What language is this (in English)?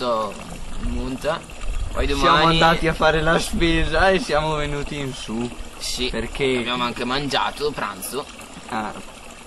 Italian